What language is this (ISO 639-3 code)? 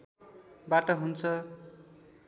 nep